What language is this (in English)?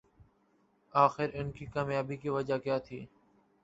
Urdu